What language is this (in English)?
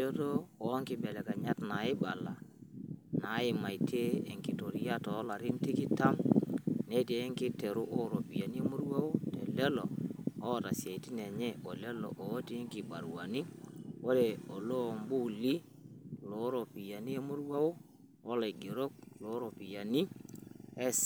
Masai